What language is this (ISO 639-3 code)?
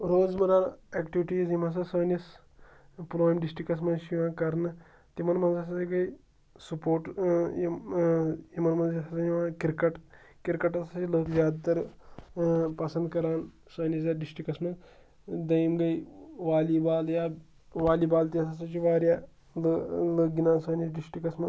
kas